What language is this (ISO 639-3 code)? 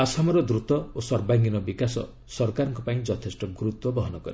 ori